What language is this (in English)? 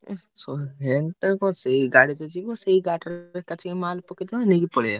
Odia